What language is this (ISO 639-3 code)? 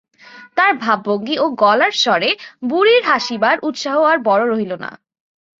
ben